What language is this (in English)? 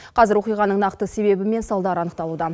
Kazakh